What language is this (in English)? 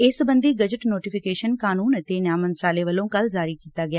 Punjabi